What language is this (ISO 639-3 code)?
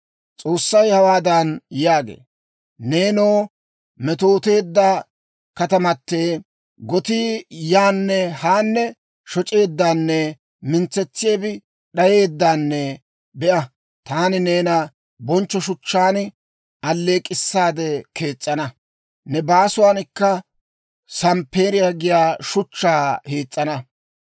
dwr